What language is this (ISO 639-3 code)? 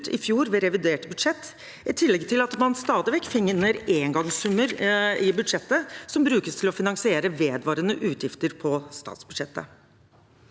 nor